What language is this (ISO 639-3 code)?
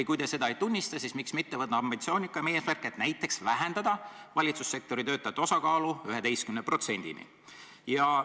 est